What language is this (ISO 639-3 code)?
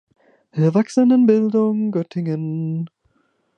deu